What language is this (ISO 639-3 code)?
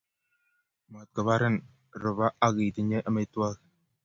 kln